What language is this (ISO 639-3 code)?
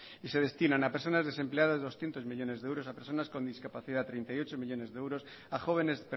spa